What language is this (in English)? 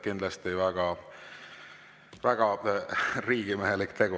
Estonian